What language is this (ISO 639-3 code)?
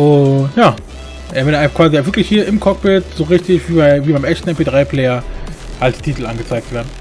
deu